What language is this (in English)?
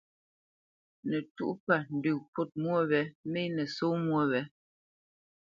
Bamenyam